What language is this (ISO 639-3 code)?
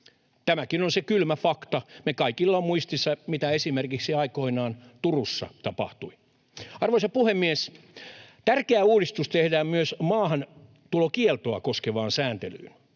fin